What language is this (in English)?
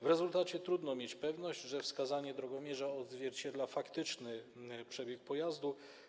Polish